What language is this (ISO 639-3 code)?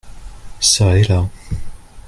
fra